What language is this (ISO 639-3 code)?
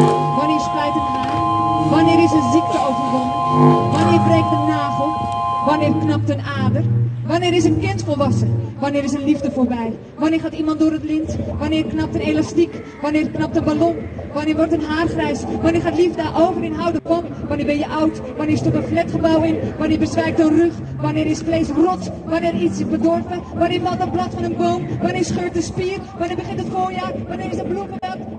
nld